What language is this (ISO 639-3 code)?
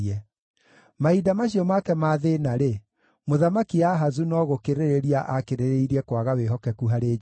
kik